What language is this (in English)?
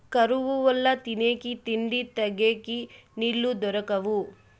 Telugu